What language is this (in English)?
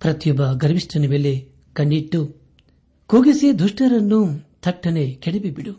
Kannada